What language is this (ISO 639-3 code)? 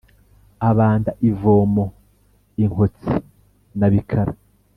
kin